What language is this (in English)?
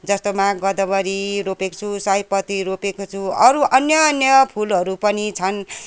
Nepali